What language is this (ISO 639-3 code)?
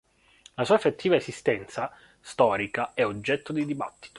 ita